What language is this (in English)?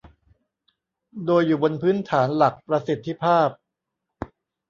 Thai